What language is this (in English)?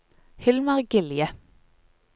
Norwegian